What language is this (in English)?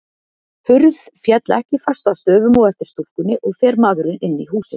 Icelandic